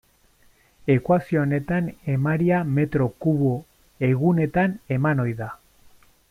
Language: Basque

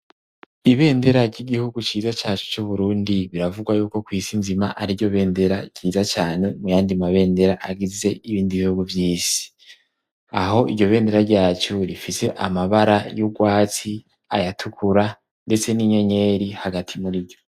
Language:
Rundi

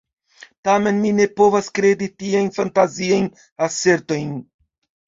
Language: Esperanto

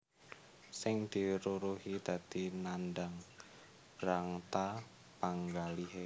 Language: Javanese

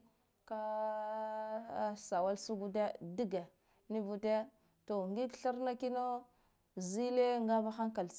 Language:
Guduf-Gava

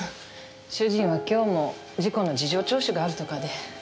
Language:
Japanese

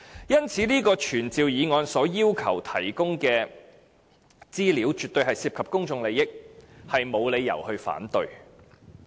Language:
Cantonese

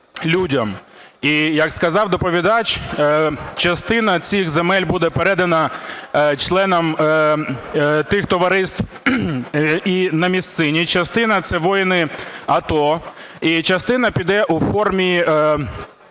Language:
Ukrainian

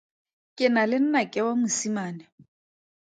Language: Tswana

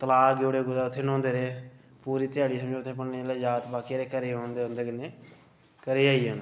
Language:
Dogri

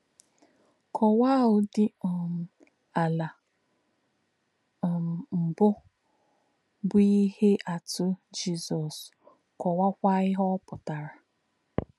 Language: Igbo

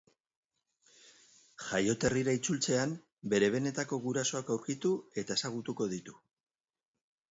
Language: Basque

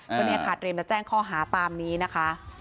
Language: Thai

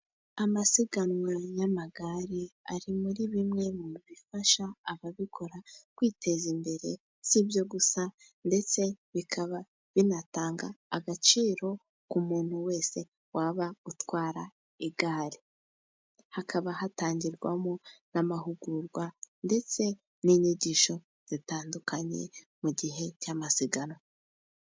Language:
Kinyarwanda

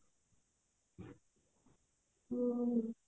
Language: Odia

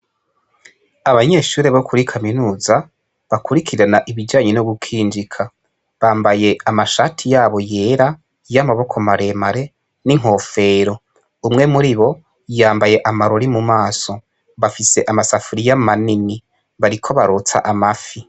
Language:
Rundi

